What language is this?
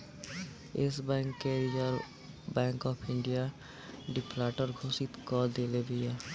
Bhojpuri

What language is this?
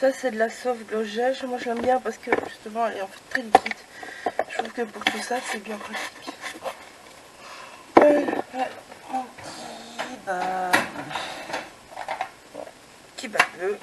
French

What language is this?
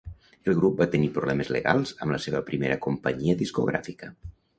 Catalan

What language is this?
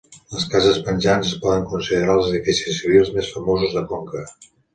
Catalan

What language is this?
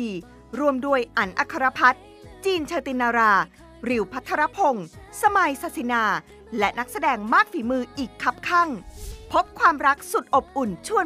Thai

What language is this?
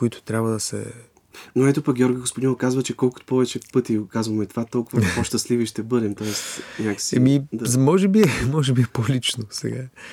Bulgarian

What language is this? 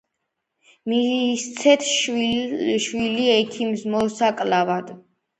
Georgian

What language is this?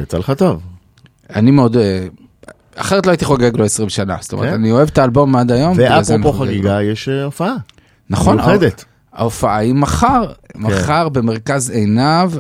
Hebrew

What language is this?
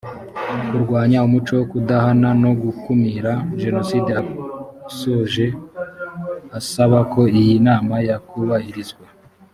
Kinyarwanda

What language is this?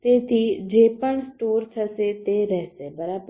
Gujarati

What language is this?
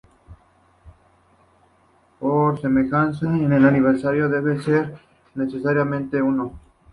Spanish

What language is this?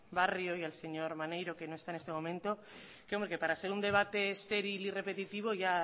Spanish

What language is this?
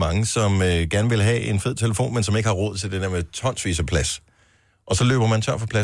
Danish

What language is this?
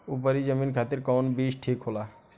Bhojpuri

